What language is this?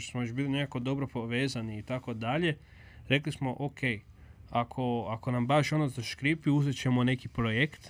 Croatian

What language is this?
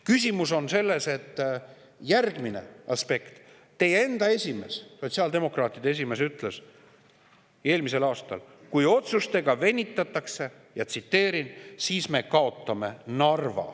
Estonian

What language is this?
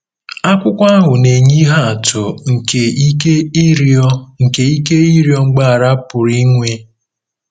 Igbo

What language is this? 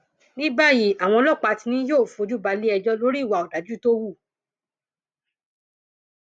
Yoruba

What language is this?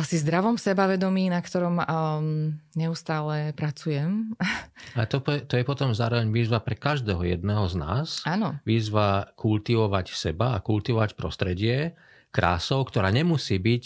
Slovak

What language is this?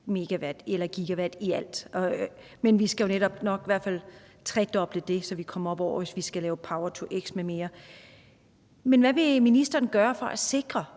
Danish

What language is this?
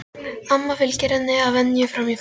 Icelandic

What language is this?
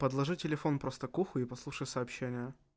Russian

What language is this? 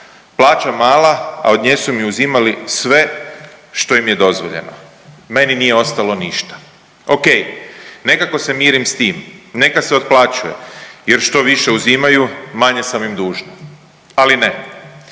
Croatian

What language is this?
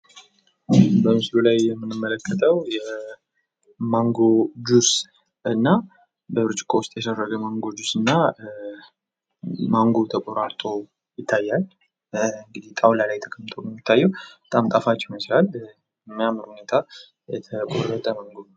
Amharic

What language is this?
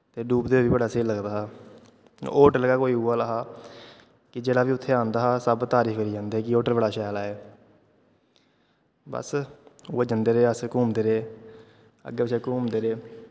Dogri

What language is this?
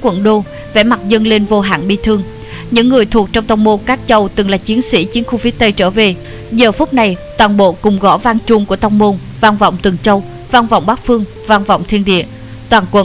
Vietnamese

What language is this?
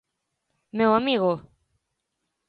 Galician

